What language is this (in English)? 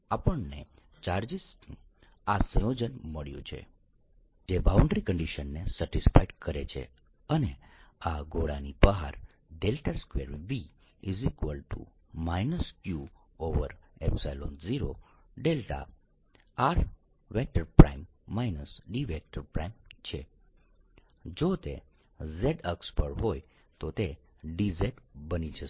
Gujarati